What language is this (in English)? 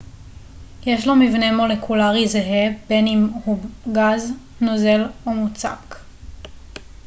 Hebrew